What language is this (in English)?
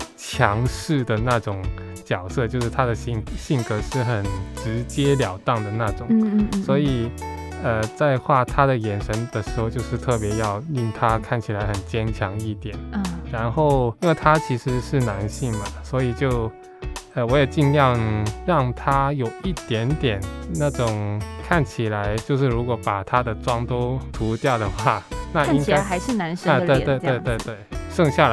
Chinese